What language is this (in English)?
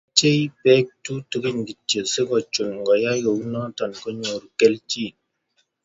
Kalenjin